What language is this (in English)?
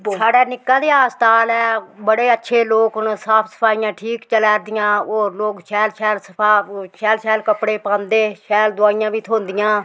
Dogri